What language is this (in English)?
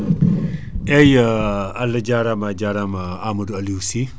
Fula